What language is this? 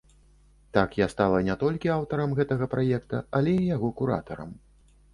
Belarusian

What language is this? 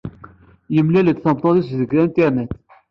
Kabyle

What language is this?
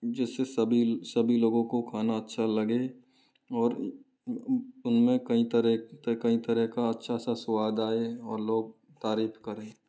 Hindi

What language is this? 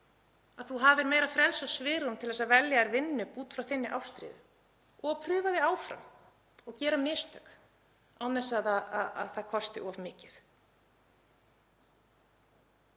Icelandic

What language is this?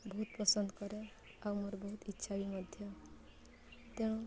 Odia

